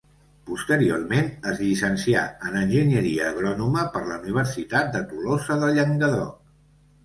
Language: Catalan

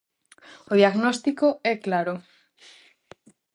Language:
Galician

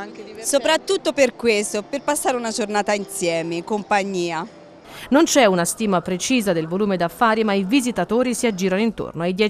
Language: Italian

